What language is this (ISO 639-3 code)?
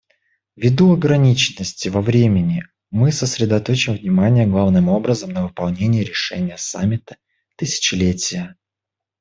rus